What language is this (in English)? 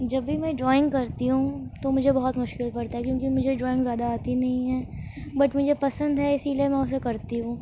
Urdu